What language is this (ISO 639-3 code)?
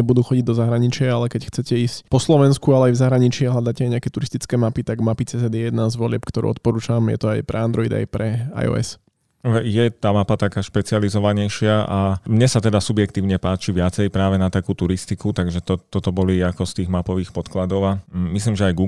slk